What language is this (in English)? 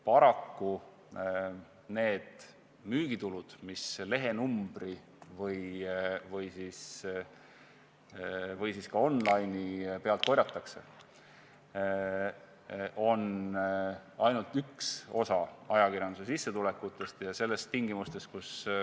Estonian